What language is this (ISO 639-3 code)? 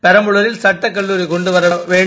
tam